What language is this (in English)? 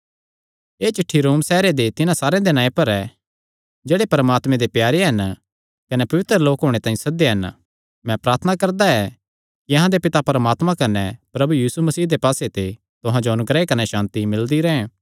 Kangri